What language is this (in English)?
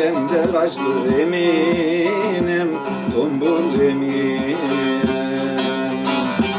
Turkish